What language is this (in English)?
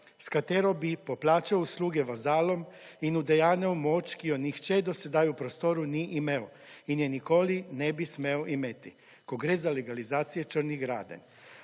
Slovenian